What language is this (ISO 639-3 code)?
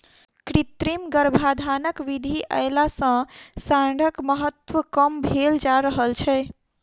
mai